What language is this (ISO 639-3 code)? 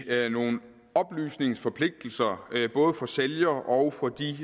dan